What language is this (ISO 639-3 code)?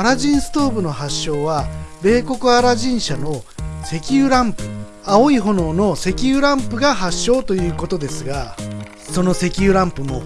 jpn